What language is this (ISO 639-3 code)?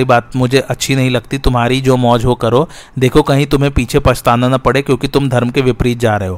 hin